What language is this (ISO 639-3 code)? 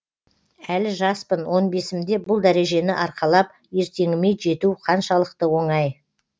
kaz